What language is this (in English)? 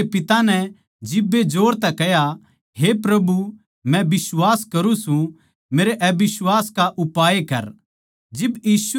Haryanvi